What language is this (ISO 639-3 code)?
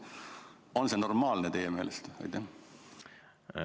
est